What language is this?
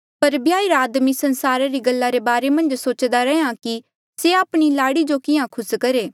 Mandeali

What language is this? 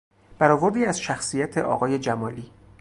Persian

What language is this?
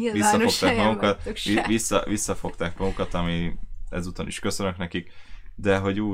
Hungarian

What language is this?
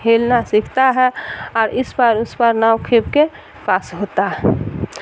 Urdu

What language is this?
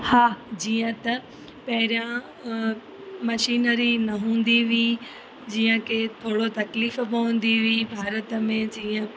Sindhi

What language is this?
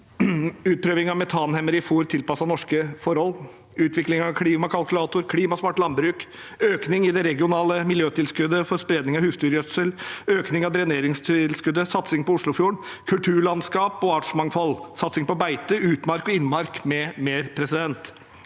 Norwegian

